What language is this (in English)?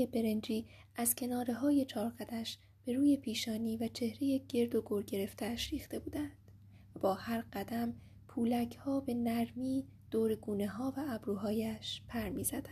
Persian